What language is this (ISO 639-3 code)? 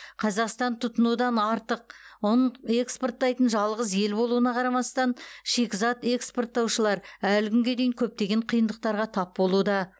kaz